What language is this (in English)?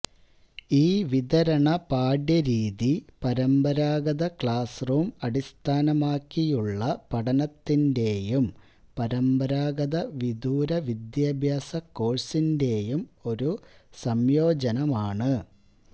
Malayalam